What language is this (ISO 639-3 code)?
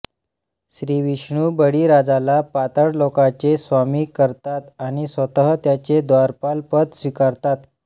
mar